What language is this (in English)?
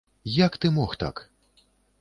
Belarusian